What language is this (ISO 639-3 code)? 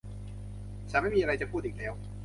tha